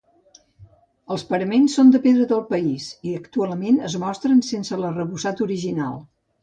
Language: Catalan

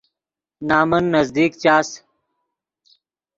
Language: Yidgha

